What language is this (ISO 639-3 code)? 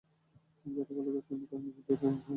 ben